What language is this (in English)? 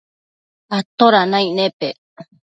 Matsés